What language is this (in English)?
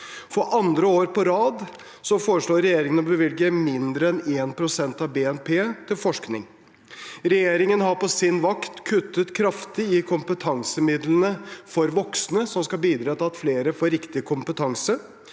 Norwegian